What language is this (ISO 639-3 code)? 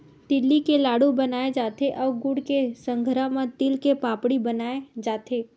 hne